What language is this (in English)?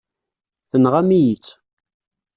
Kabyle